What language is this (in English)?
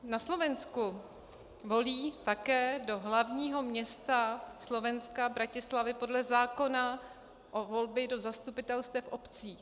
Czech